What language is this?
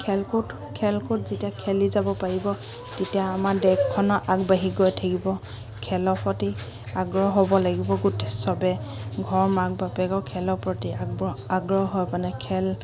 Assamese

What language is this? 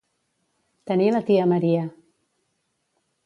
Catalan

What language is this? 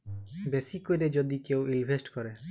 Bangla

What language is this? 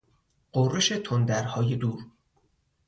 Persian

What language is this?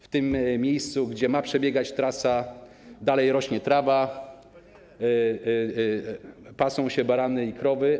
Polish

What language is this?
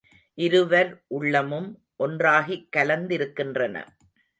Tamil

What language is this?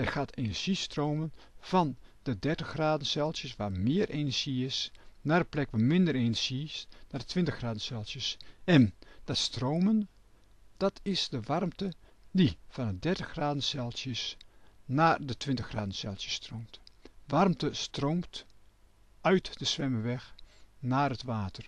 Dutch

